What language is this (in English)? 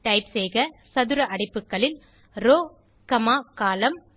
Tamil